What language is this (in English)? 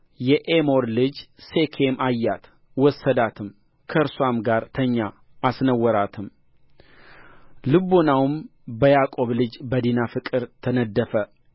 Amharic